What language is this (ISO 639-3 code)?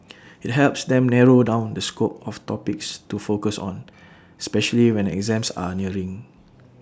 eng